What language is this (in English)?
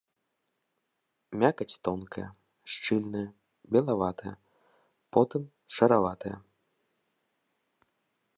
Belarusian